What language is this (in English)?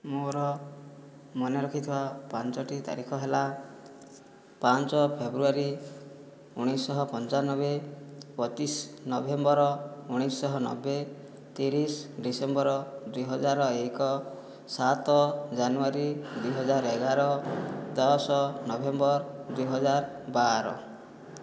Odia